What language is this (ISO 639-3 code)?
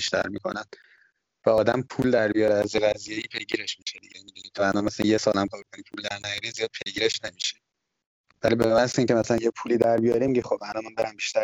fas